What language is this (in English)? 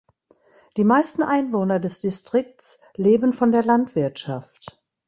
German